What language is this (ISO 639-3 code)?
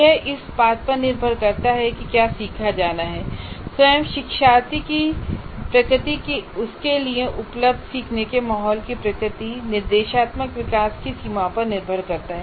hin